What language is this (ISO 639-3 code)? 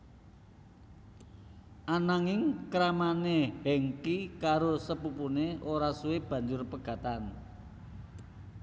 jav